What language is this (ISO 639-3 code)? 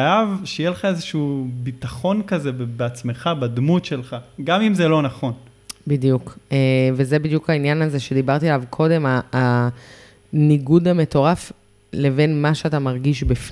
heb